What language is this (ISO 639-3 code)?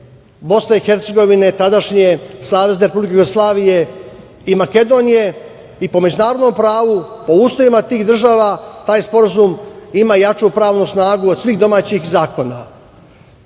srp